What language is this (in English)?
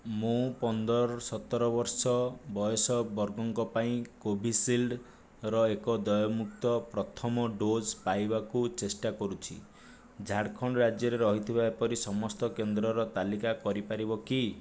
Odia